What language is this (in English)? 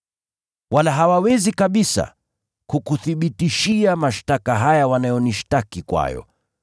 Swahili